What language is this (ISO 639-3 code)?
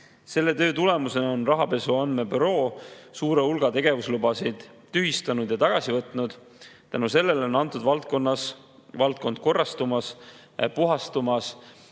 est